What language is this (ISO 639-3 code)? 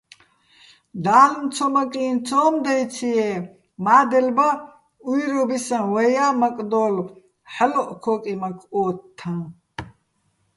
bbl